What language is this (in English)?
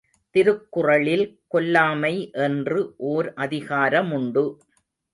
Tamil